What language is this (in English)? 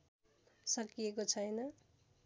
Nepali